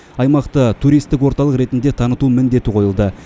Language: Kazakh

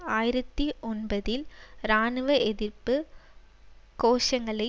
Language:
Tamil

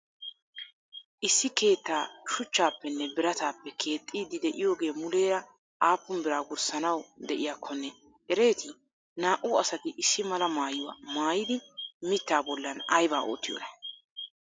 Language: Wolaytta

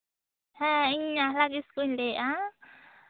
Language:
Santali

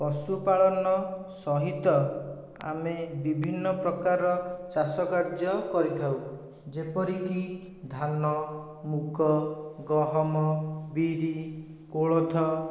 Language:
Odia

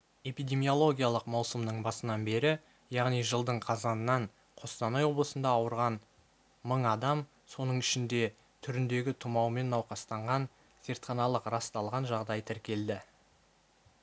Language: Kazakh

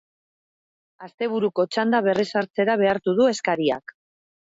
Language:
Basque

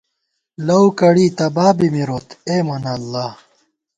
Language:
Gawar-Bati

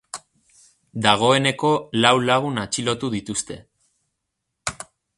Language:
Basque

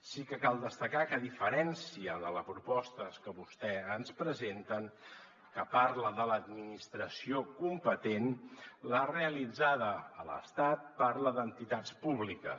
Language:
Catalan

